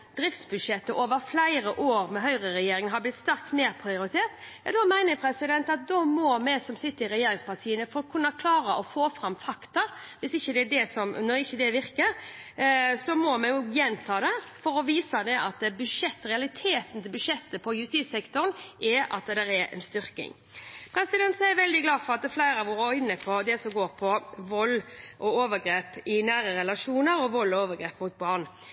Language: Norwegian Bokmål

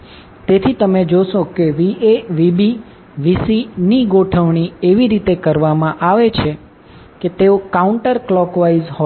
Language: Gujarati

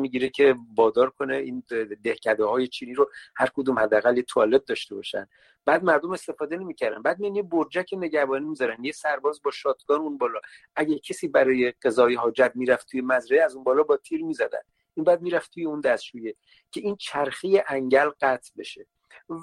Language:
Persian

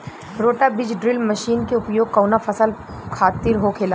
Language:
Bhojpuri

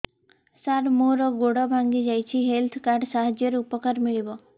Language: Odia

